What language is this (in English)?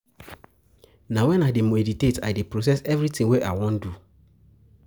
Nigerian Pidgin